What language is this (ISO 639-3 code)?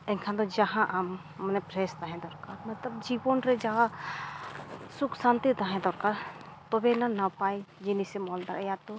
sat